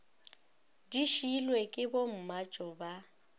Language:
Northern Sotho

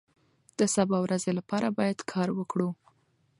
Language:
Pashto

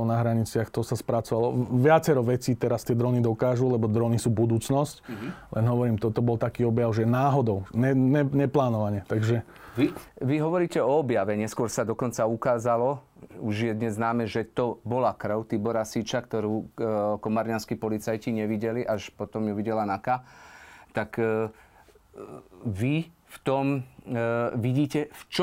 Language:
Slovak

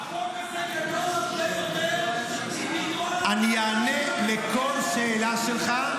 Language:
Hebrew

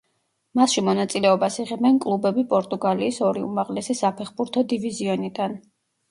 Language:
Georgian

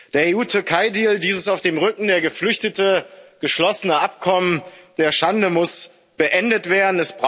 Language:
German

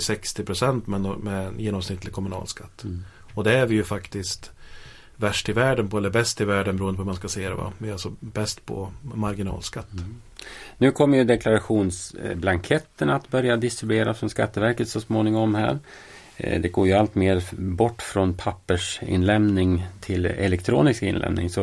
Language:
Swedish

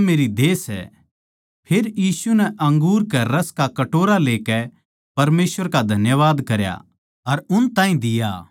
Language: Haryanvi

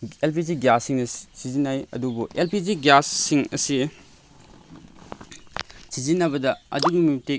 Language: Manipuri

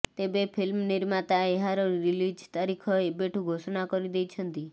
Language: Odia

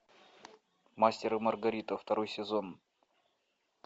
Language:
Russian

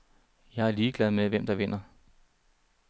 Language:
Danish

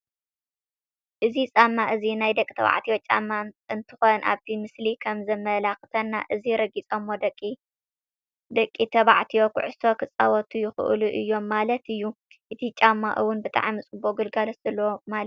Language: Tigrinya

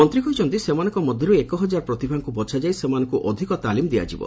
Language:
Odia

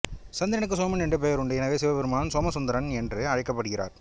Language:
Tamil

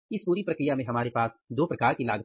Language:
Hindi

